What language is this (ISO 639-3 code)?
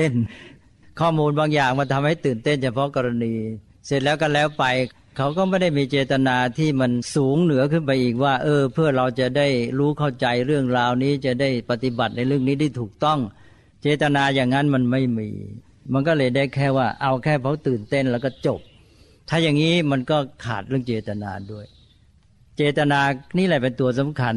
tha